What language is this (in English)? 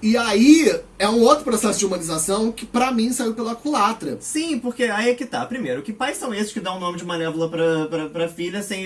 Portuguese